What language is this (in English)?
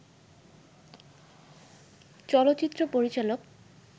Bangla